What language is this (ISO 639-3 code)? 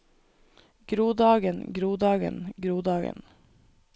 nor